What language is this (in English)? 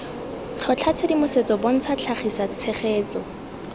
Tswana